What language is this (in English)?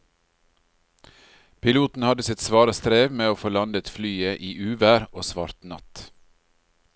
Norwegian